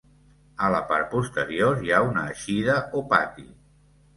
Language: Catalan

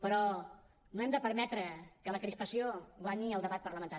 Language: Catalan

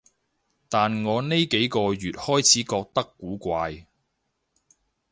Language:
Cantonese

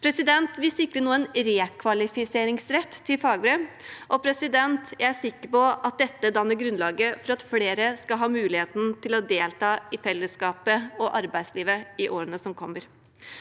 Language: Norwegian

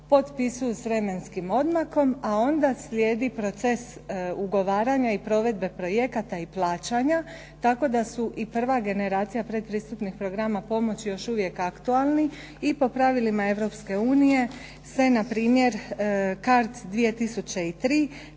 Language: Croatian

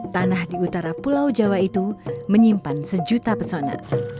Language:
Indonesian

